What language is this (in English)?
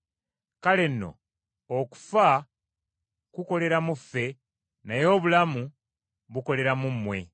Ganda